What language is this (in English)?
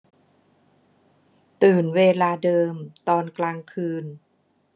Thai